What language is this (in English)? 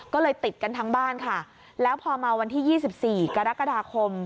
Thai